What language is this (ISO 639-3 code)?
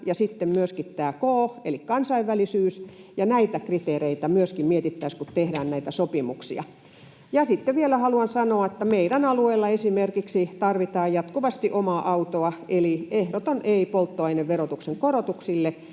fin